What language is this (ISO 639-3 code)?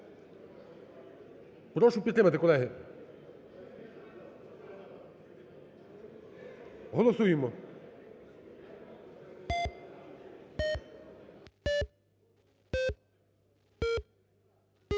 ukr